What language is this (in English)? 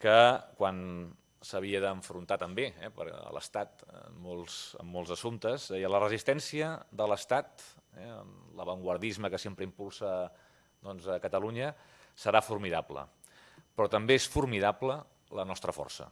Catalan